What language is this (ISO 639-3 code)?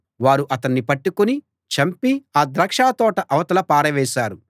tel